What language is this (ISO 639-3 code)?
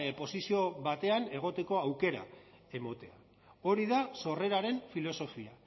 eus